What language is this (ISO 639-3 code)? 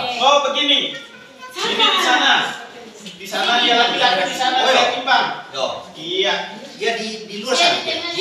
ind